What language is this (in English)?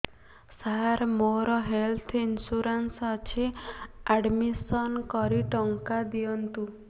Odia